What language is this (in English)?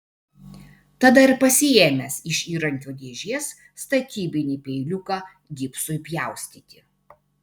Lithuanian